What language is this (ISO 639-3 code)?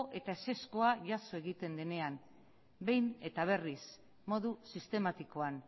eus